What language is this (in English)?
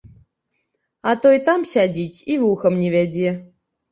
Belarusian